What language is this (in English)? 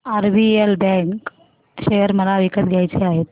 Marathi